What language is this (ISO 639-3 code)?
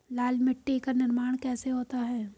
hin